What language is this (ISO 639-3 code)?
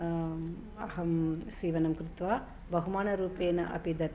san